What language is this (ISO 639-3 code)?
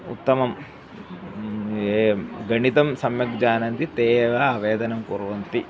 san